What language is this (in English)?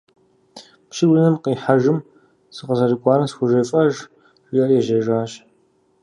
Kabardian